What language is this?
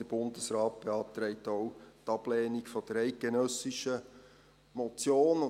Swiss German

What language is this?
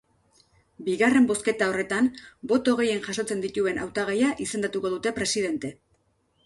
Basque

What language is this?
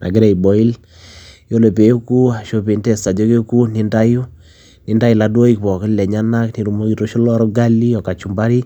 Masai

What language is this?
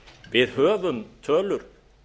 Icelandic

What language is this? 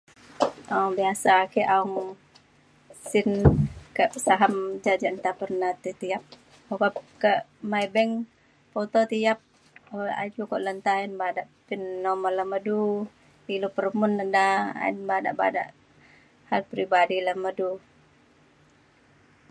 Mainstream Kenyah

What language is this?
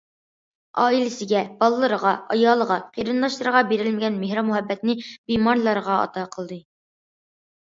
Uyghur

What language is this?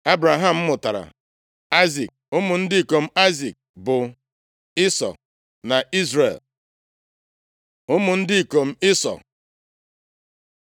Igbo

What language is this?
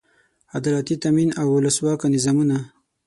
Pashto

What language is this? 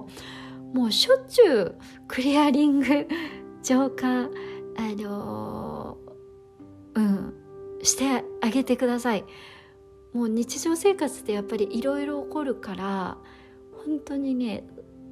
Japanese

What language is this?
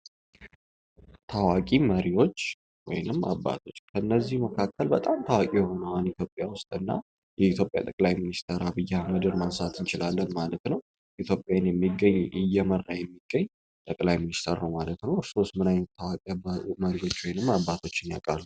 Amharic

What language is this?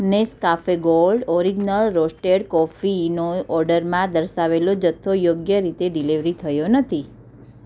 Gujarati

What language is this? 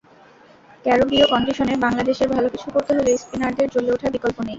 Bangla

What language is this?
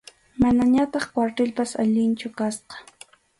Arequipa-La Unión Quechua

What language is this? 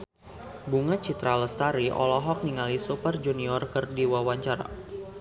Sundanese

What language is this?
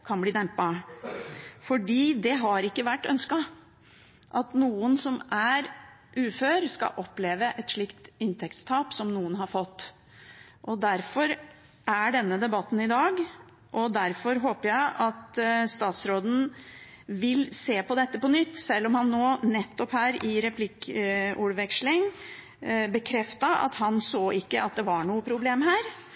Norwegian Bokmål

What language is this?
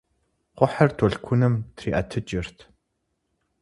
Kabardian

